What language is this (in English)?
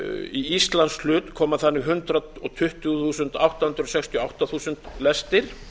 Icelandic